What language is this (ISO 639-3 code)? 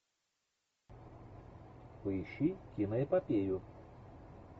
rus